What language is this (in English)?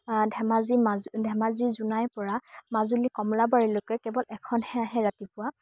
Assamese